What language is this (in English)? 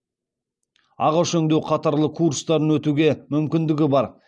Kazakh